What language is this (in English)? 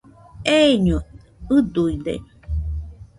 Nüpode Huitoto